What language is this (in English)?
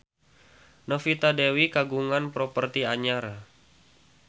Sundanese